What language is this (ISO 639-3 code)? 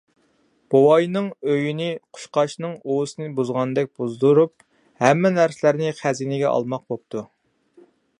uig